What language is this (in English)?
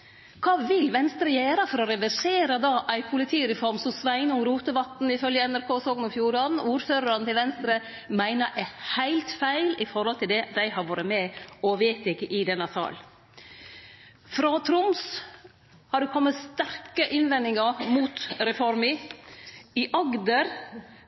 Norwegian Nynorsk